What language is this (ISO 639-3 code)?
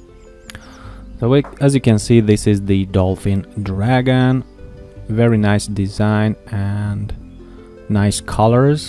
eng